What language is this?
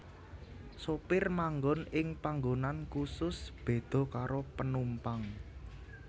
Javanese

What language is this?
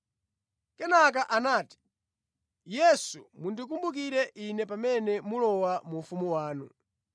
Nyanja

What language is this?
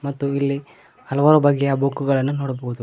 Kannada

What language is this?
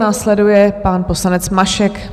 Czech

